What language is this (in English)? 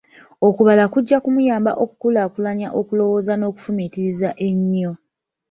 Ganda